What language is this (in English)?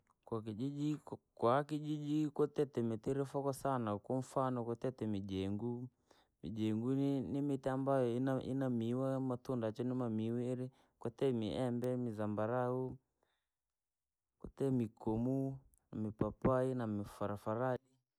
Langi